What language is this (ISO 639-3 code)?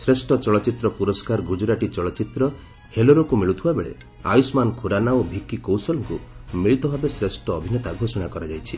ori